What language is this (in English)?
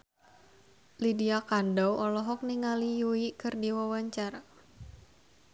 Sundanese